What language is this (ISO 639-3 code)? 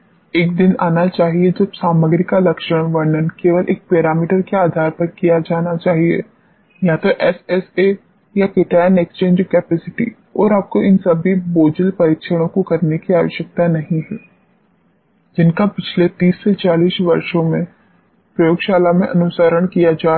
hin